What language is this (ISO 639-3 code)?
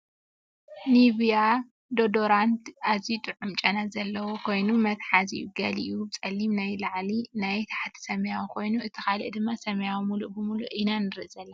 tir